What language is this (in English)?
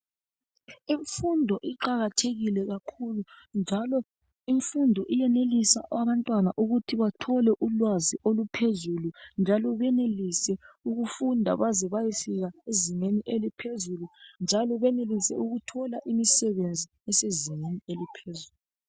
North Ndebele